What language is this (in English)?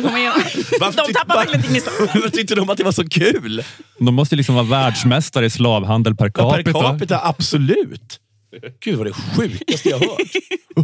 Swedish